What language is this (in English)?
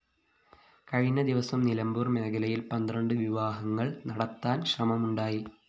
Malayalam